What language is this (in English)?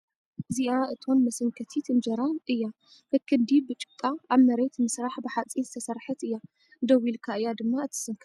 Tigrinya